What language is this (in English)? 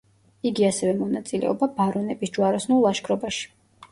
Georgian